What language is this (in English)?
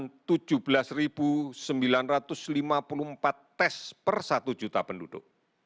Indonesian